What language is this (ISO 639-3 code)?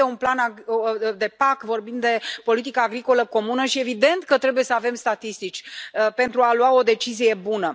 ron